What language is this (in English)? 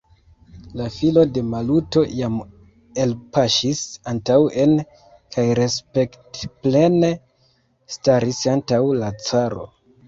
Esperanto